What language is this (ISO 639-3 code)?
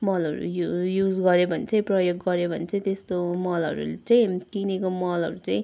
nep